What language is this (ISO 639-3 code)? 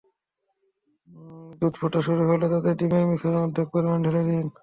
ben